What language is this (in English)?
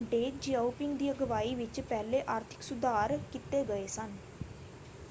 Punjabi